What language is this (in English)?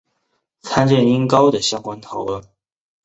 Chinese